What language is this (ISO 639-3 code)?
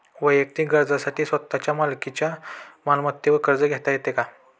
mar